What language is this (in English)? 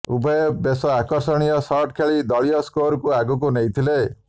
Odia